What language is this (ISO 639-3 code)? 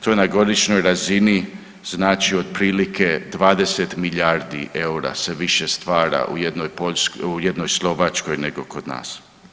hrv